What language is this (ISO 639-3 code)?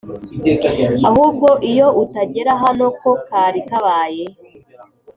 kin